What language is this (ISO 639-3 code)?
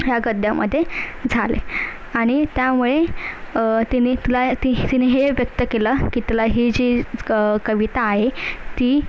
mar